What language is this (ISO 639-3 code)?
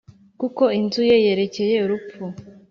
kin